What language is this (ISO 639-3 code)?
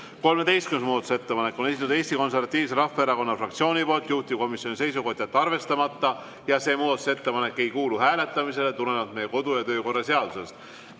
est